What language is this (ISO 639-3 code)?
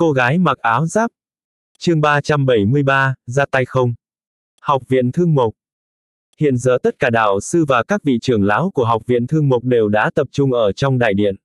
vie